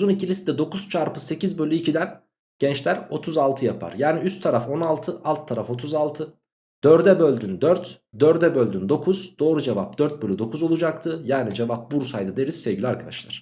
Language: Turkish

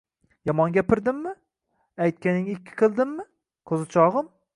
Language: Uzbek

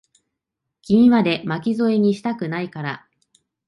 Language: Japanese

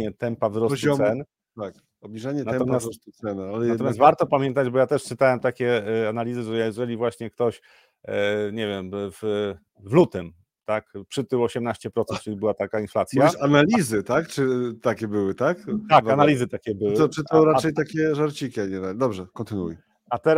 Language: Polish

